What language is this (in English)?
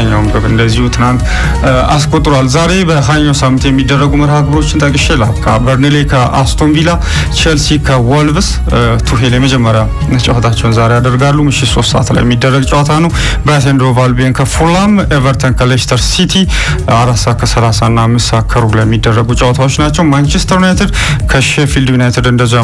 Italian